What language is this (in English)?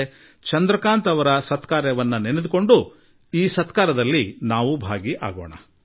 Kannada